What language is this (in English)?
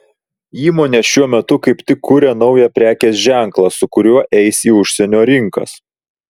Lithuanian